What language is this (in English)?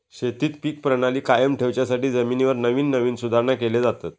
Marathi